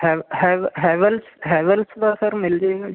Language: Punjabi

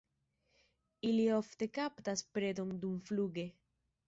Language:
Esperanto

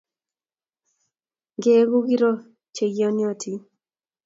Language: Kalenjin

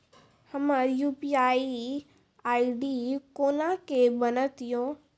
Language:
Maithili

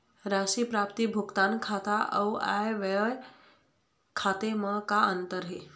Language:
Chhattisgarhi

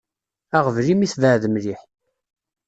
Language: Kabyle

